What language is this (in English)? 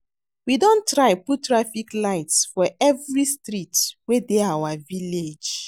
Nigerian Pidgin